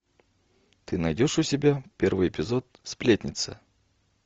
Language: Russian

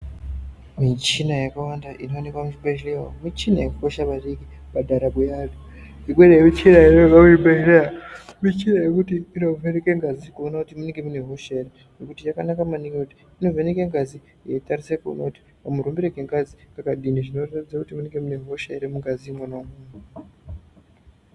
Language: Ndau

